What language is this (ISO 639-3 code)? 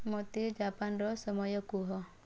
ori